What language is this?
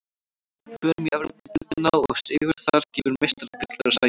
Icelandic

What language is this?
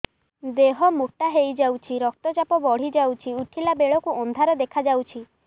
Odia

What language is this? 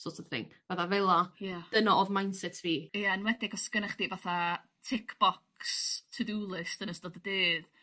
Welsh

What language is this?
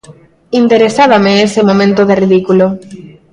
Galician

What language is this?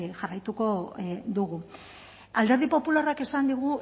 Basque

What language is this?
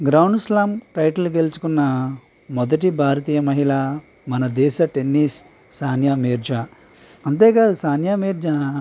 Telugu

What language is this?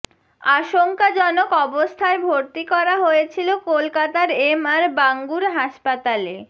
Bangla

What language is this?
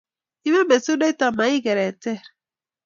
Kalenjin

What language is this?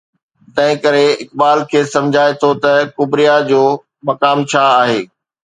Sindhi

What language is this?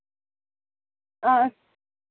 Dogri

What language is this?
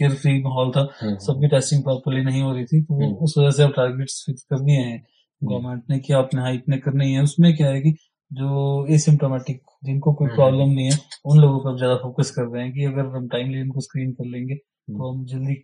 Hindi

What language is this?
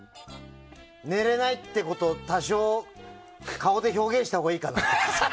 Japanese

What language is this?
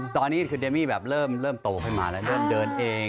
Thai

